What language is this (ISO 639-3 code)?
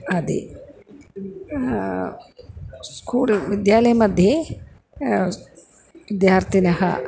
san